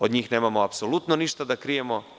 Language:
Serbian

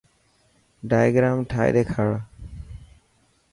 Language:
Dhatki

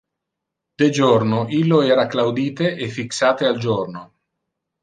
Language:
Interlingua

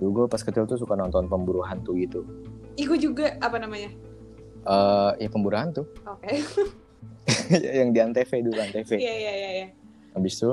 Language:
Indonesian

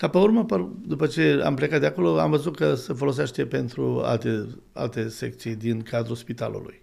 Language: Romanian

